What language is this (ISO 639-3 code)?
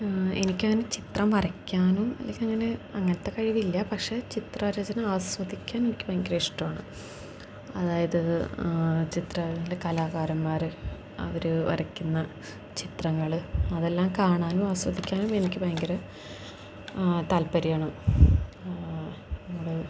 mal